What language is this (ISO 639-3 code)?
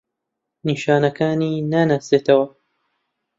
ckb